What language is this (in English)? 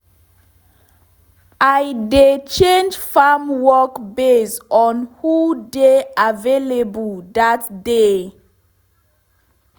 Nigerian Pidgin